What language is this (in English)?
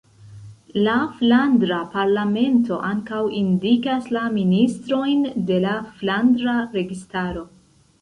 Esperanto